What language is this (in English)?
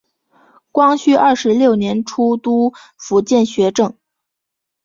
Chinese